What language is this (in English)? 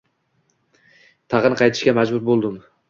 Uzbek